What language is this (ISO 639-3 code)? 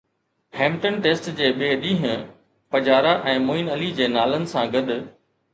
snd